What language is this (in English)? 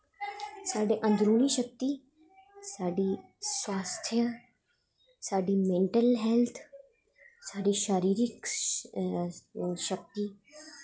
Dogri